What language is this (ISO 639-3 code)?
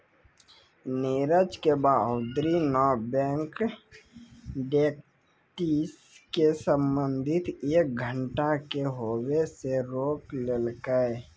mai